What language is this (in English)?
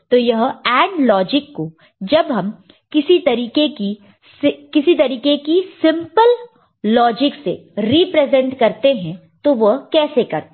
Hindi